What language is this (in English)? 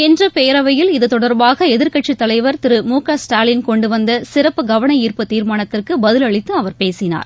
Tamil